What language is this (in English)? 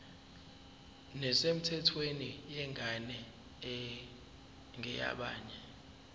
Zulu